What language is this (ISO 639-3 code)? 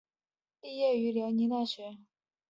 zho